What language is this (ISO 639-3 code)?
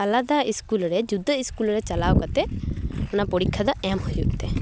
sat